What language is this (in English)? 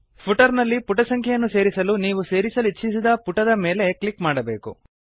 Kannada